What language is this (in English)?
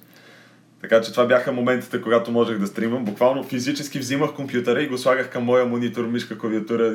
Bulgarian